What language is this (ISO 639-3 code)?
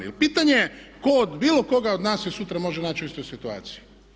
hrv